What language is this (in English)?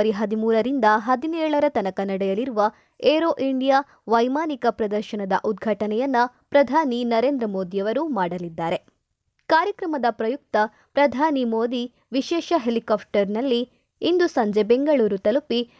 Kannada